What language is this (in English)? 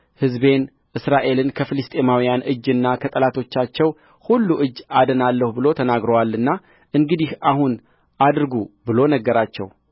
Amharic